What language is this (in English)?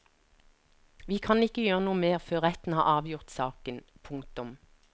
Norwegian